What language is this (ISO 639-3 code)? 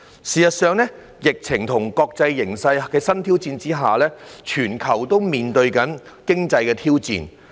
yue